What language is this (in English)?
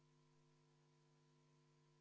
Estonian